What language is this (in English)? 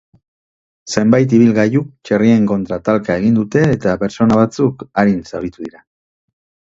Basque